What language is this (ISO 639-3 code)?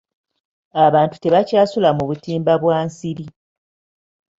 lug